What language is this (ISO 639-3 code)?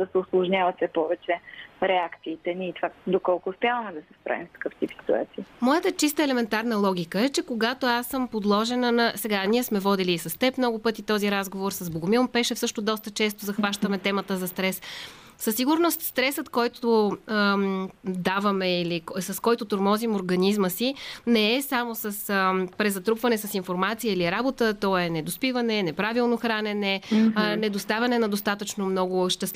bul